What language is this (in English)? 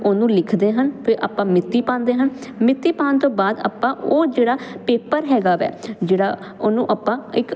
Punjabi